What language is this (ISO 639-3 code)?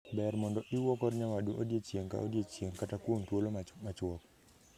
luo